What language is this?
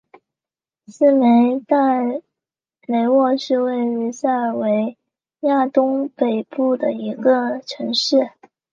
Chinese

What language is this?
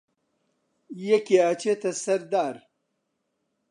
Central Kurdish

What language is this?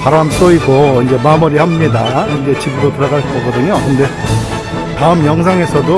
Korean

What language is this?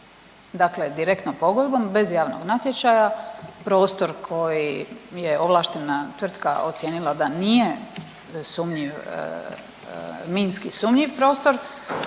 Croatian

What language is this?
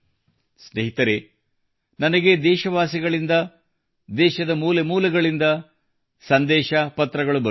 Kannada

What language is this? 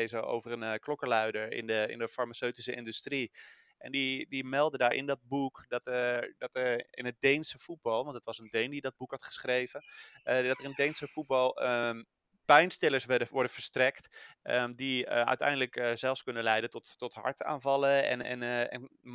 Dutch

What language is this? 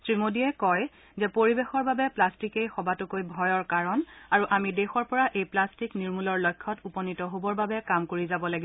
Assamese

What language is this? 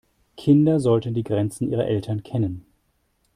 German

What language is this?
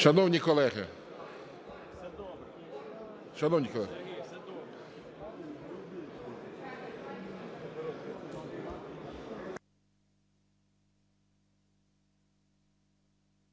Ukrainian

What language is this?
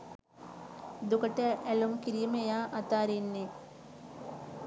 Sinhala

